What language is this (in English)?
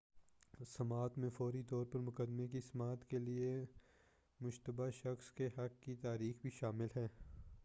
Urdu